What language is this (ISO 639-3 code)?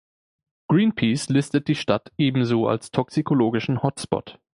deu